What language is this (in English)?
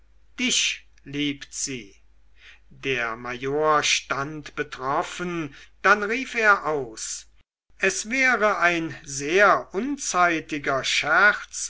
German